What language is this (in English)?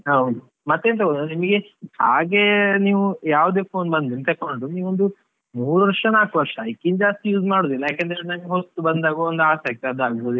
Kannada